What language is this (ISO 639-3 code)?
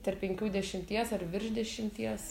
lit